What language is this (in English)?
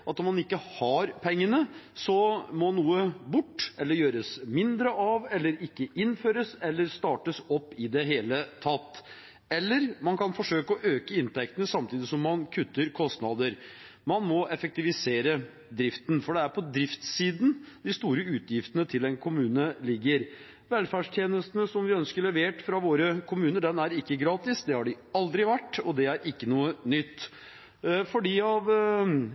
Norwegian Bokmål